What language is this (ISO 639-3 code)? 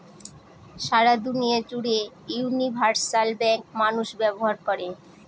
ben